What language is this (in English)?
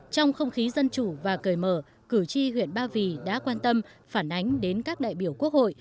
Vietnamese